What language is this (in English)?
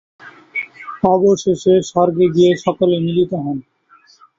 Bangla